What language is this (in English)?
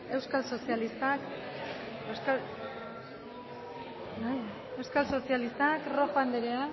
Basque